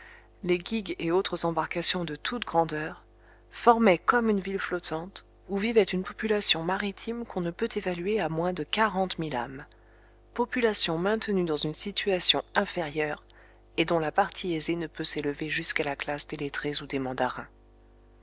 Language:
French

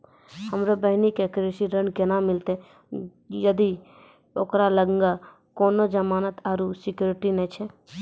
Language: Maithili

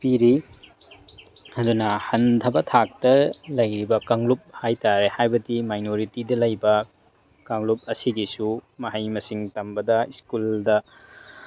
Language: Manipuri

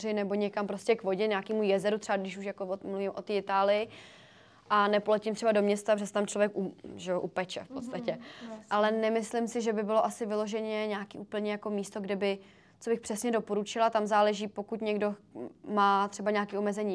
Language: Czech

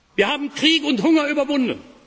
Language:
German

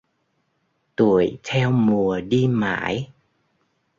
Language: Vietnamese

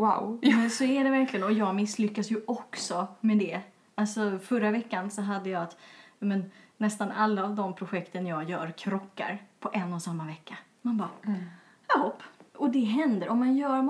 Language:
Swedish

